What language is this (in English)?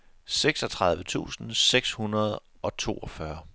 Danish